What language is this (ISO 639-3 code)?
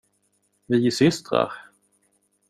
swe